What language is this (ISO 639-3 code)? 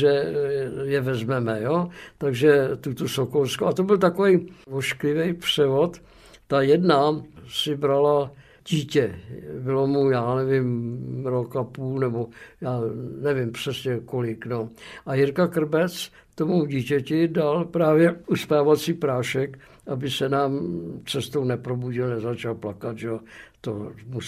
ces